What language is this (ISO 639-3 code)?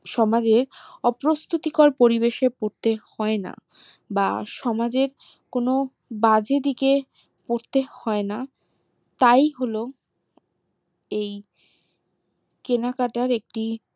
ben